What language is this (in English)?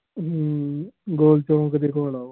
Punjabi